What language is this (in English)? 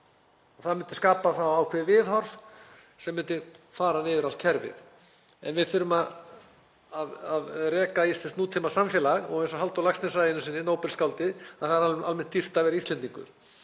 Icelandic